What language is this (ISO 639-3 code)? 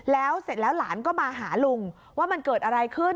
tha